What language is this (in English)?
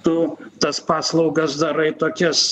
Lithuanian